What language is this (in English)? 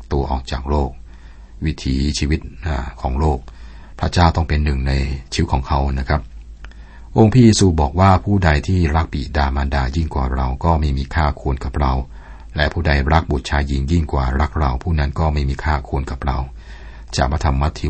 Thai